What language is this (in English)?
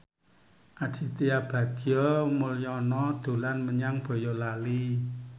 Javanese